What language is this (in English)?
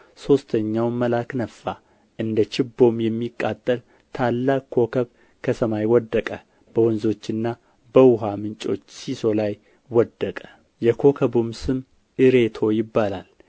Amharic